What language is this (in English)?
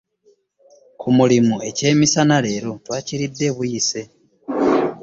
Ganda